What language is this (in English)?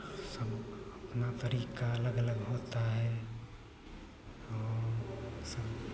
Hindi